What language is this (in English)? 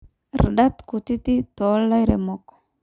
Masai